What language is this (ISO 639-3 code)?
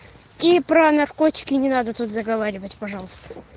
rus